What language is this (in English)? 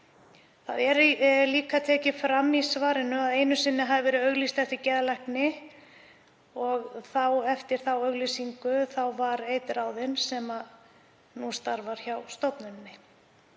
Icelandic